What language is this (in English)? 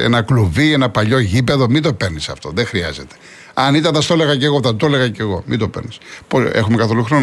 Greek